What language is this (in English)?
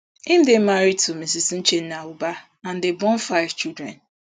Nigerian Pidgin